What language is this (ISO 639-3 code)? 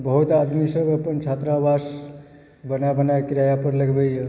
mai